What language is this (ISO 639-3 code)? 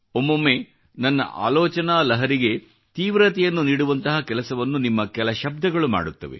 kan